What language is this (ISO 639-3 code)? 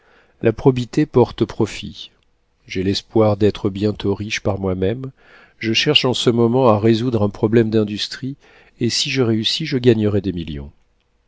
fra